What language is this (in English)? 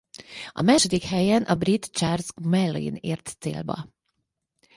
Hungarian